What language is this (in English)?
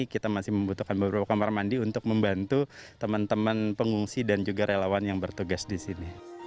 Indonesian